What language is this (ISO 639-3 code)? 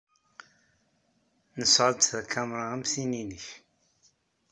kab